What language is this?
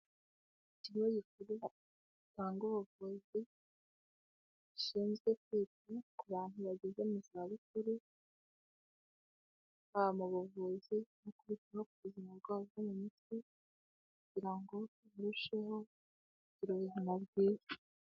Kinyarwanda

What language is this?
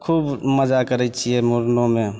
Maithili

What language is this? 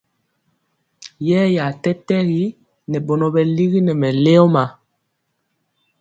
Mpiemo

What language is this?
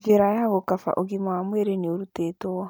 Kikuyu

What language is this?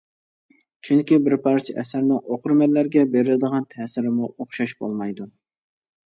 Uyghur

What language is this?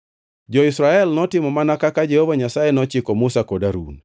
Luo (Kenya and Tanzania)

